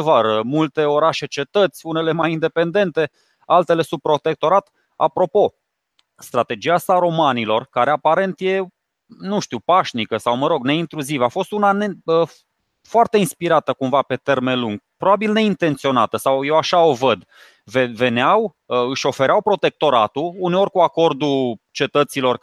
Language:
Romanian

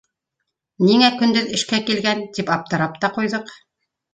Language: Bashkir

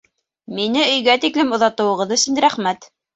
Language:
Bashkir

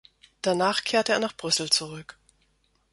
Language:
German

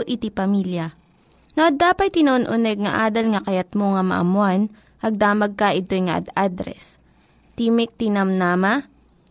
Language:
Filipino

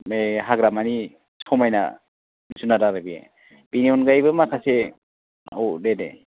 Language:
Bodo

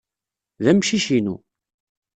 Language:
Kabyle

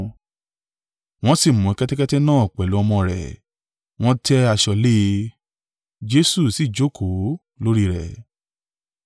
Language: Yoruba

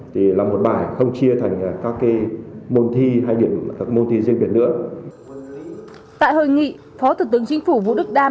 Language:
Vietnamese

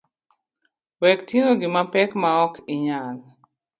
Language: Luo (Kenya and Tanzania)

